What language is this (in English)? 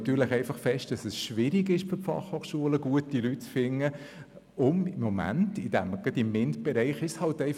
Swiss German